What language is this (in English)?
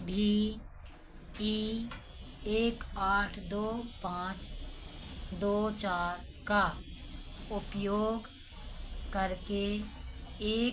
Hindi